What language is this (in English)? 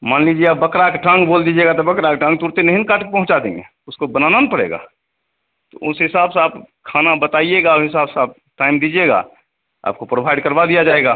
Hindi